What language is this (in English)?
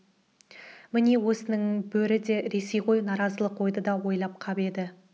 Kazakh